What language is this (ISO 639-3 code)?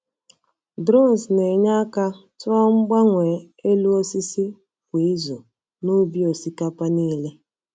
ibo